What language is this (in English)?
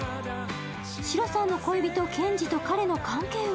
Japanese